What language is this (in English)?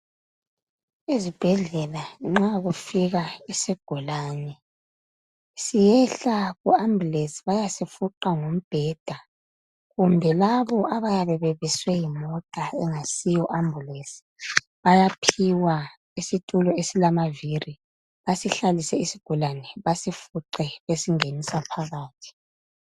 North Ndebele